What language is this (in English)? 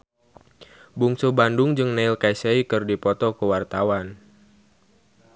Sundanese